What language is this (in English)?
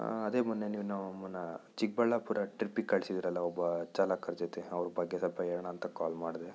Kannada